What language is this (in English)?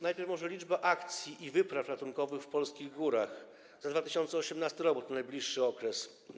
Polish